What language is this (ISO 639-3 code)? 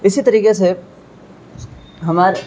urd